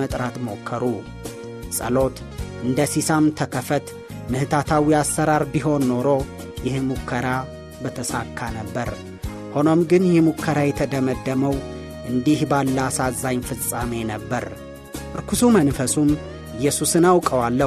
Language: Amharic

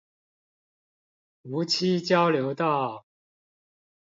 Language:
Chinese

